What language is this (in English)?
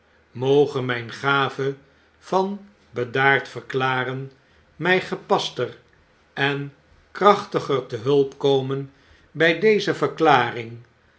Dutch